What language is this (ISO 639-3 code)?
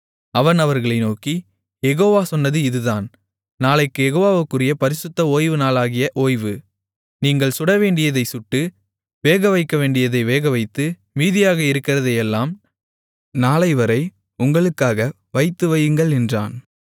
tam